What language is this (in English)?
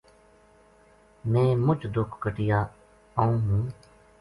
Gujari